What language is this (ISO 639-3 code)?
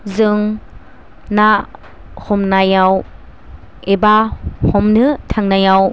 brx